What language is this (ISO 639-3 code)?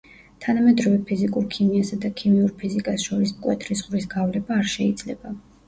kat